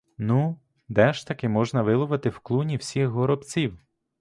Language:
Ukrainian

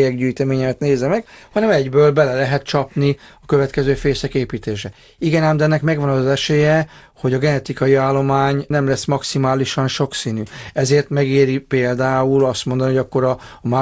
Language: Hungarian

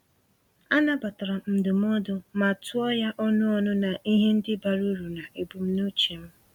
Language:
Igbo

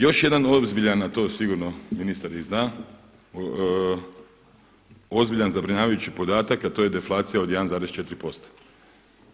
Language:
Croatian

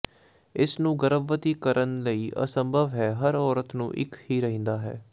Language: Punjabi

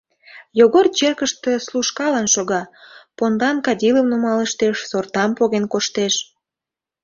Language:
Mari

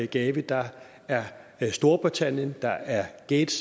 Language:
Danish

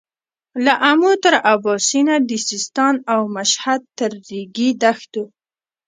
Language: Pashto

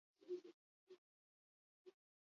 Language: Basque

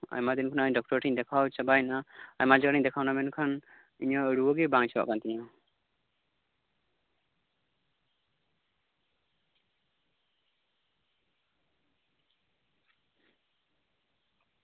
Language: Santali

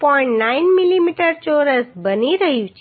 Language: Gujarati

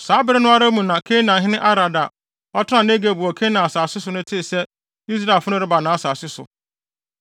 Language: Akan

